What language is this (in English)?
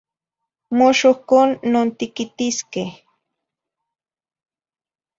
Zacatlán-Ahuacatlán-Tepetzintla Nahuatl